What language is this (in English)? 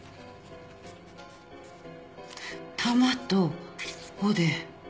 Japanese